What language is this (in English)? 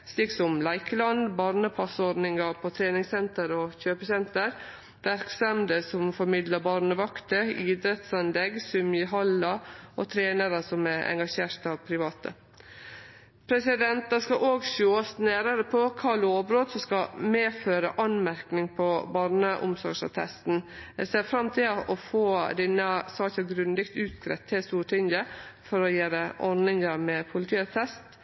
Norwegian Nynorsk